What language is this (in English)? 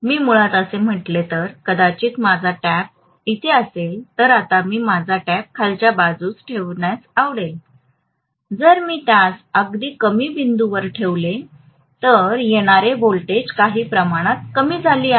Marathi